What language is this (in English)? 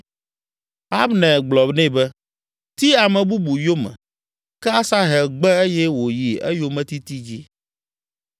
Ewe